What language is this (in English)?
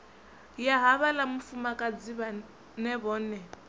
Venda